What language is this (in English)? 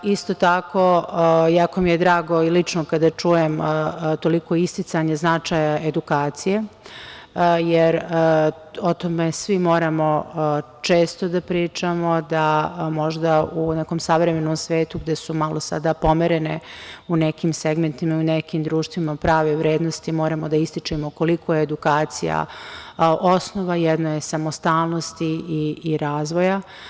Serbian